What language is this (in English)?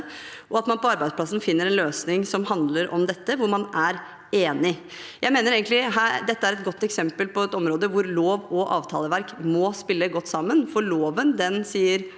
Norwegian